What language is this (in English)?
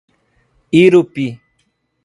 Portuguese